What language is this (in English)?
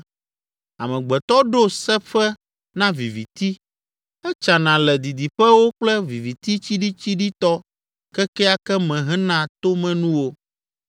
Ewe